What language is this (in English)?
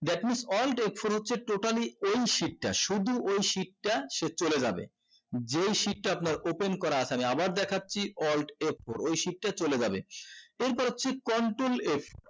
Bangla